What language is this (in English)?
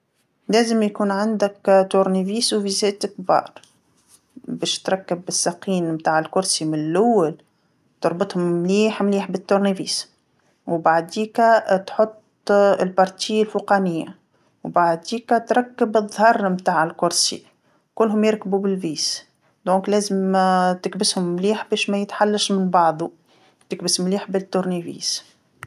Tunisian Arabic